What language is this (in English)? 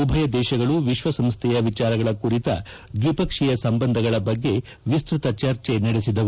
Kannada